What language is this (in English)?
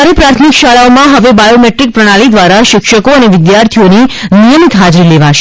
Gujarati